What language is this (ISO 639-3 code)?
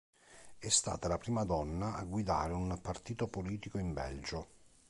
ita